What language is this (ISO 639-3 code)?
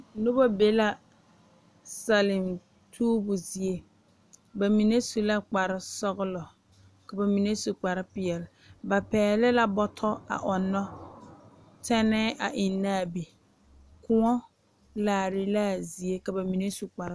dga